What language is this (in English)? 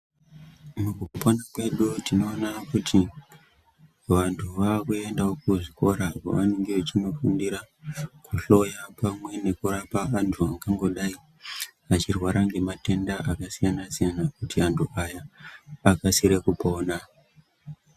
Ndau